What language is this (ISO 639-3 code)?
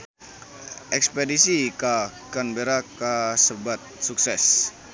sun